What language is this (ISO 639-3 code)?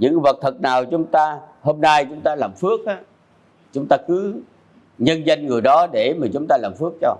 vie